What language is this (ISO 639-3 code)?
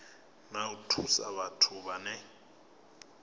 ven